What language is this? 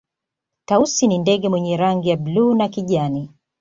Swahili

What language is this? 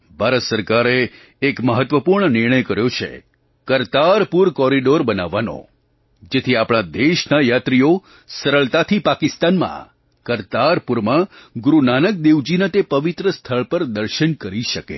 Gujarati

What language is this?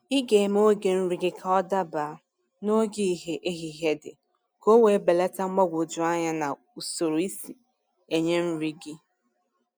Igbo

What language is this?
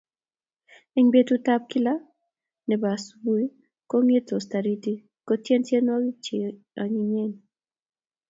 Kalenjin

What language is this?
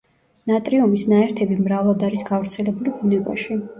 Georgian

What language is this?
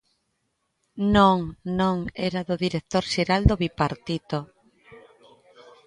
Galician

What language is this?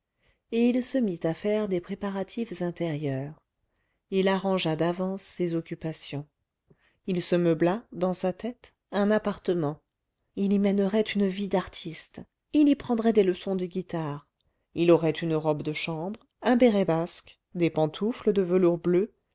French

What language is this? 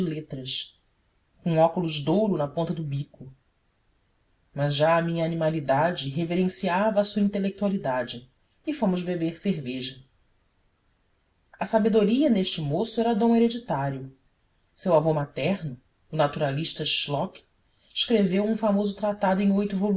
Portuguese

